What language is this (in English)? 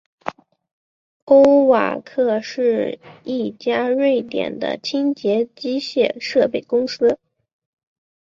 Chinese